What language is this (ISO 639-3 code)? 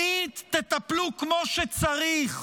heb